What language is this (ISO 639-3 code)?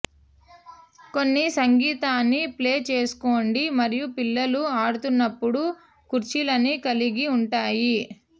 tel